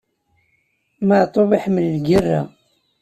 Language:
Kabyle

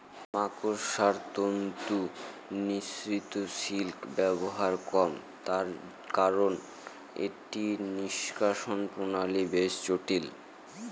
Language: Bangla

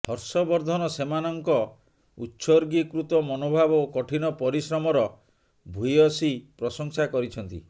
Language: Odia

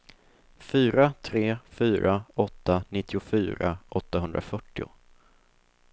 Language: Swedish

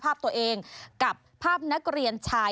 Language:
Thai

